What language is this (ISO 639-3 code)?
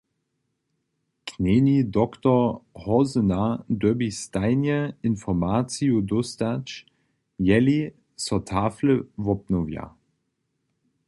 hsb